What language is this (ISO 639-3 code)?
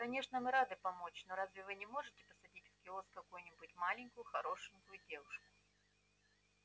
rus